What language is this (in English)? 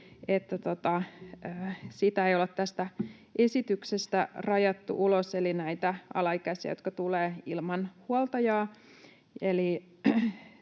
Finnish